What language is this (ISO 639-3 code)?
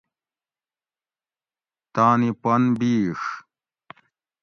gwc